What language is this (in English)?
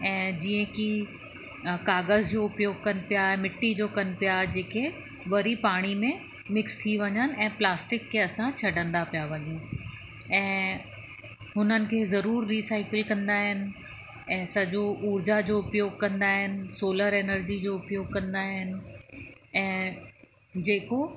Sindhi